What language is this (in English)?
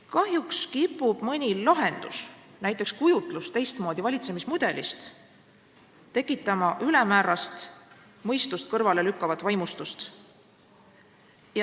Estonian